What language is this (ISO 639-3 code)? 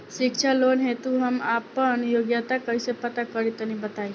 bho